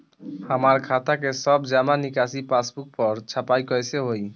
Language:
Bhojpuri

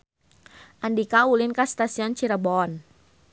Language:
Sundanese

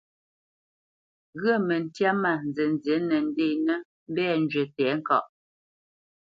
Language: Bamenyam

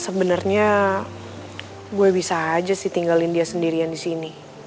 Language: Indonesian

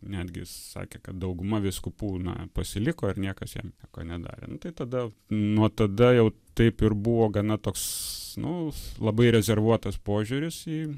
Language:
Lithuanian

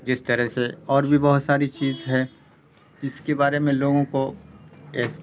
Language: Urdu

